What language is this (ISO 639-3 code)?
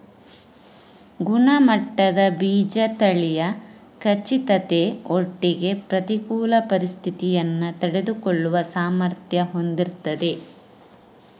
kan